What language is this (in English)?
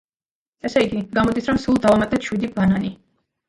Georgian